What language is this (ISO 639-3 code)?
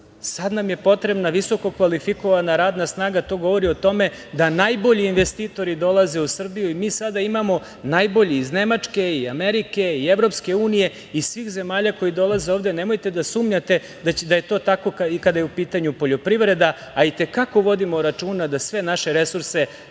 srp